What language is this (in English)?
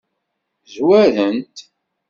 Kabyle